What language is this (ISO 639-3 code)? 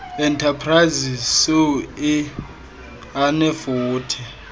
xho